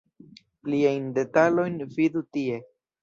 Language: Esperanto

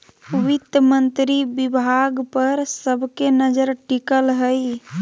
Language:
Magahi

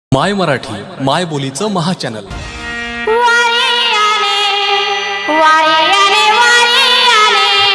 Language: Marathi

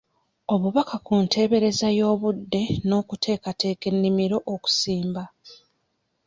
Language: Ganda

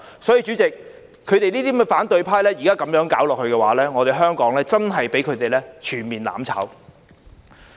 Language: Cantonese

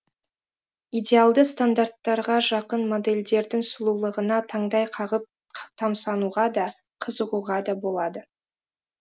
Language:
Kazakh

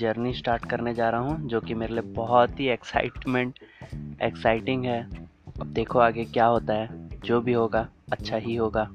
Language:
Hindi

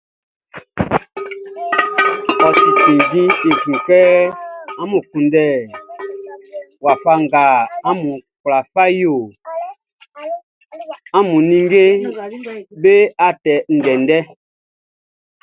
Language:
Baoulé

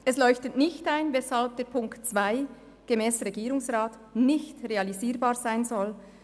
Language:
Swiss German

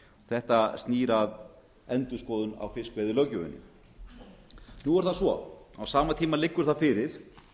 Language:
Icelandic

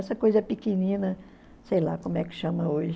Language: Portuguese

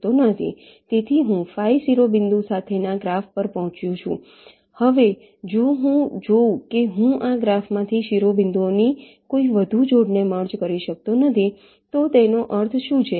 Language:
Gujarati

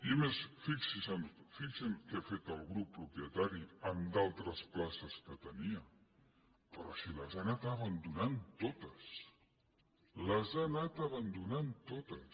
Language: Catalan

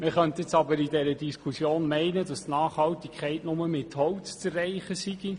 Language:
Swiss German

